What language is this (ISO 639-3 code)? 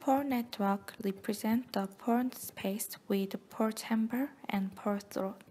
eng